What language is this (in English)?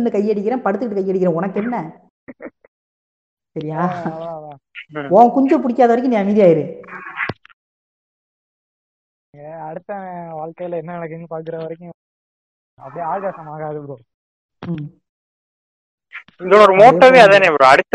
Tamil